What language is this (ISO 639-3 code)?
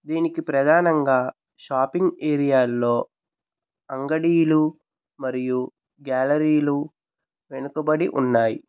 tel